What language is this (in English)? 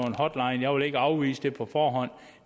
Danish